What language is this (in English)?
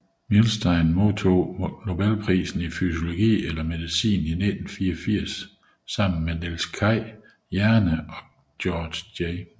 Danish